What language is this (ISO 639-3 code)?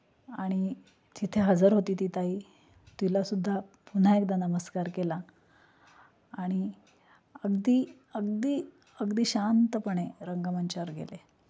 mar